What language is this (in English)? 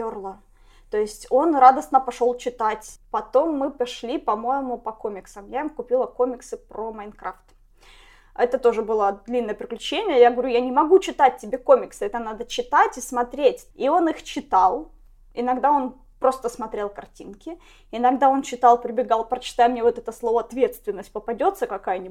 Russian